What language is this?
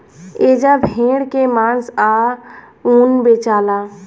Bhojpuri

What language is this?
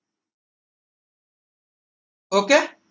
Assamese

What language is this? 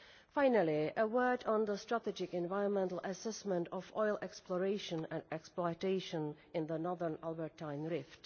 English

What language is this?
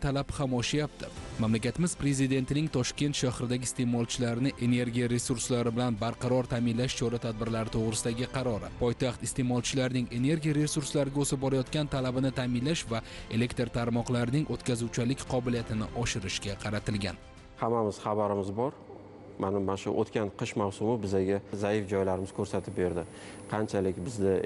Turkish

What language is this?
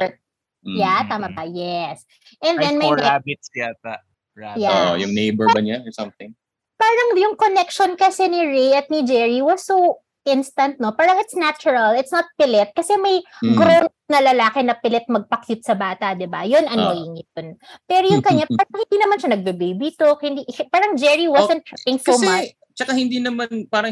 Filipino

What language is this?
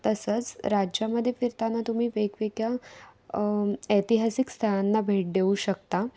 Marathi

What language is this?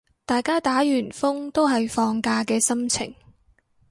Cantonese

